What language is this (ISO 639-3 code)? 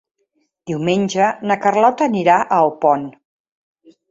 cat